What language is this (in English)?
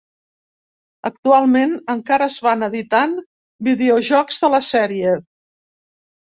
Catalan